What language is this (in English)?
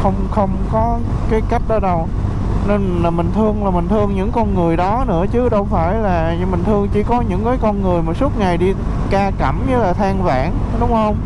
Vietnamese